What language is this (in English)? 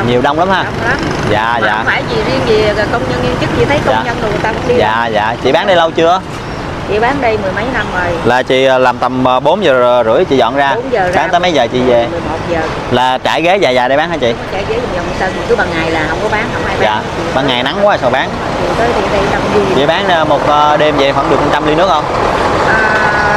Vietnamese